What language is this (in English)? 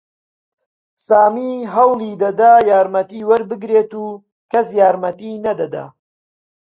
Central Kurdish